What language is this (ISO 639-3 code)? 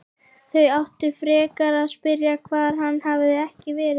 isl